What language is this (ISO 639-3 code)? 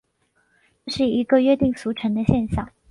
zho